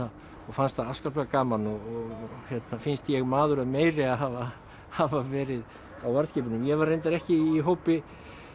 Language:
Icelandic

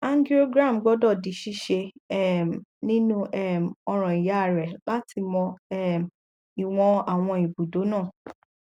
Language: Yoruba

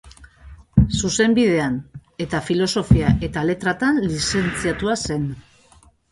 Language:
Basque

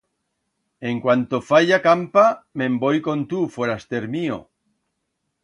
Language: Aragonese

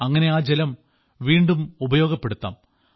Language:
Malayalam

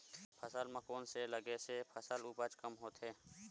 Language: Chhattisgarhi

